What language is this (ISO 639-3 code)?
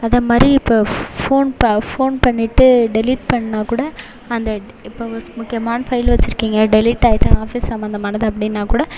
tam